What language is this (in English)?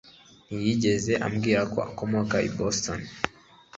Kinyarwanda